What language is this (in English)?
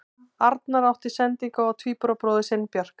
Icelandic